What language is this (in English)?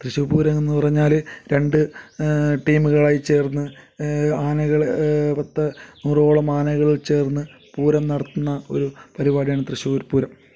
Malayalam